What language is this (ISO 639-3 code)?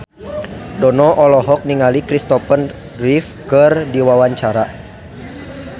sun